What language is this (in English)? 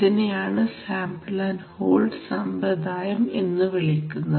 Malayalam